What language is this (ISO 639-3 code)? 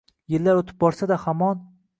uzb